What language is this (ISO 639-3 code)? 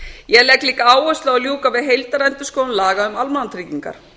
isl